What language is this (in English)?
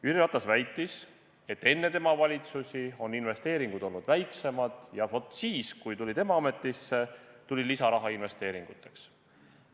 Estonian